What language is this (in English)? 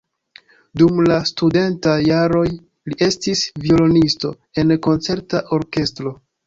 Esperanto